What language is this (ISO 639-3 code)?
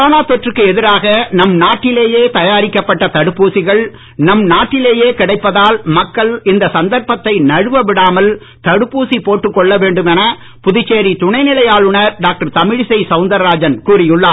tam